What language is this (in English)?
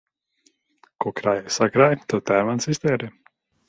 Latvian